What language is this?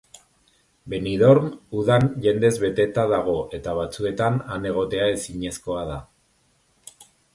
Basque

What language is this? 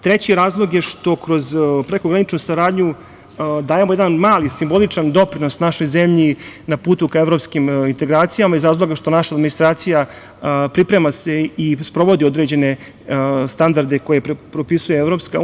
Serbian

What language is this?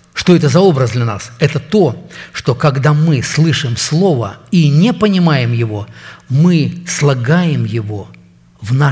Russian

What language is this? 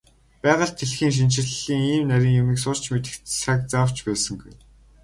Mongolian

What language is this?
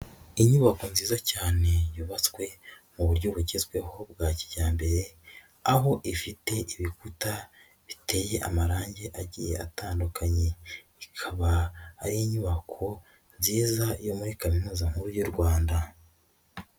Kinyarwanda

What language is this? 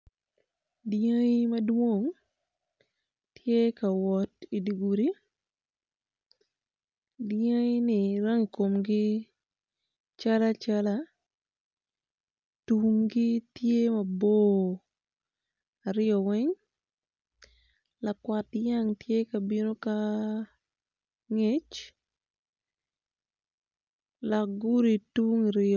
Acoli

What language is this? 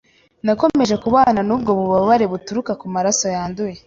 Kinyarwanda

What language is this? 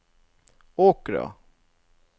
Norwegian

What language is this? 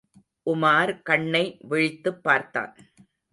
Tamil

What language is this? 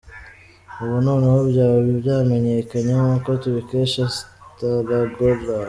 Kinyarwanda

